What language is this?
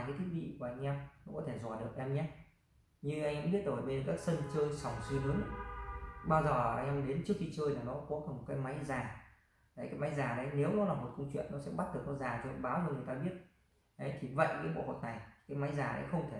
Vietnamese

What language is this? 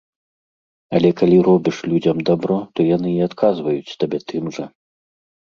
Belarusian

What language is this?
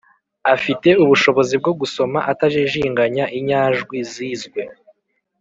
Kinyarwanda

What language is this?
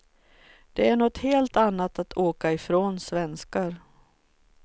Swedish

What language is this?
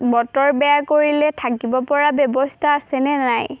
Assamese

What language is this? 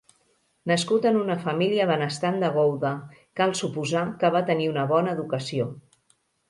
Catalan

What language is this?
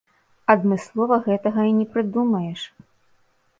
Belarusian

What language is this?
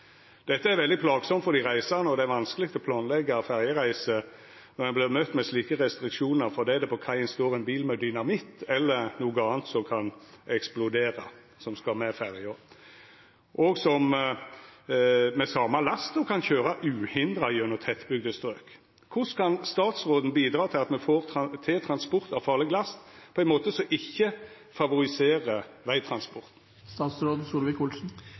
Norwegian Nynorsk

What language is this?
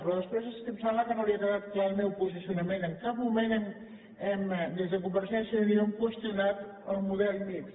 Catalan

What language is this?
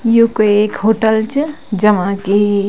Garhwali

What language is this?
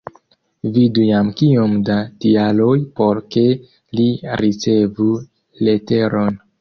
Esperanto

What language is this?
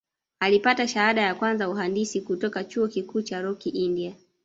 Swahili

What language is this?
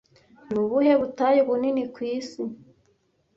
Kinyarwanda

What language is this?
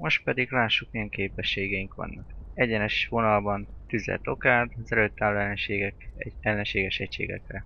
Hungarian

